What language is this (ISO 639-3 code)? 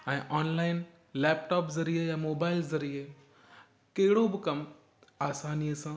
snd